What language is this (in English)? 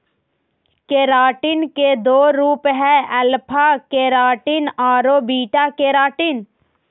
Magahi